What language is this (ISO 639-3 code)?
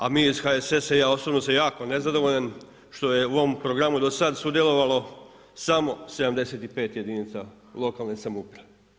hrv